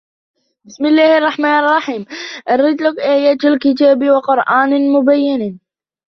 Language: Arabic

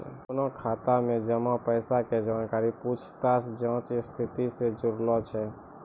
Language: Maithili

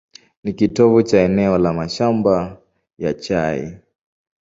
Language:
Swahili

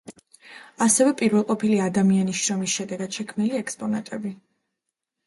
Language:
Georgian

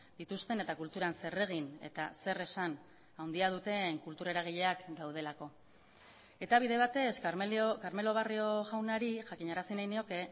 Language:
Basque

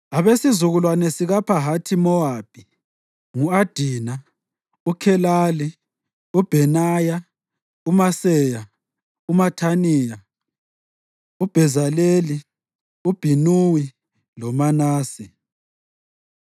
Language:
North Ndebele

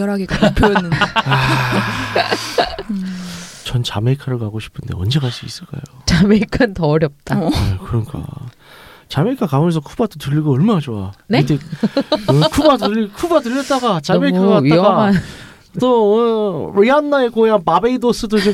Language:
Korean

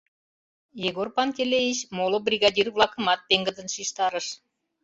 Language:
Mari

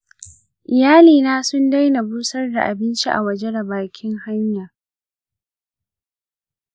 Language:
Hausa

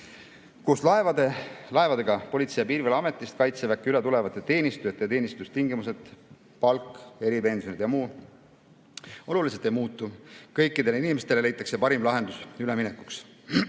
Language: Estonian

